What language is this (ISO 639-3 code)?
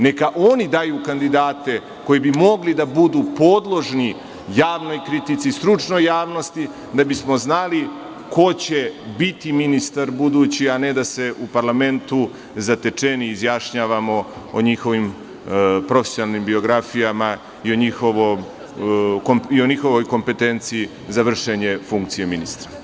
srp